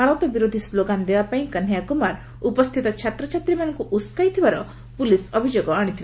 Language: Odia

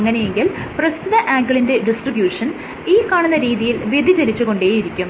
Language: Malayalam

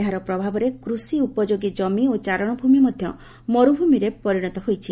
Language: Odia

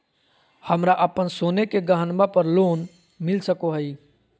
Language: Magahi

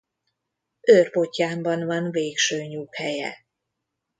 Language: Hungarian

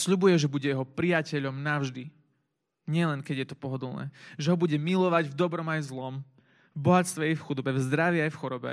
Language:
Slovak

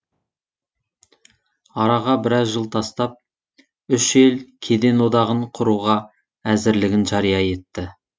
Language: Kazakh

